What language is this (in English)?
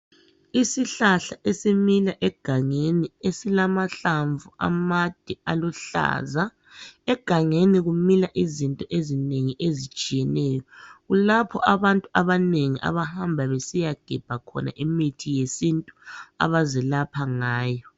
North Ndebele